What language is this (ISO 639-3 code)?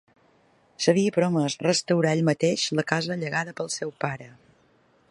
cat